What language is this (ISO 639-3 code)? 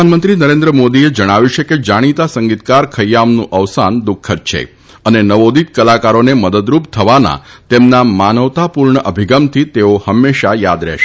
guj